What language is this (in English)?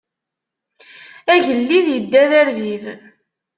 Kabyle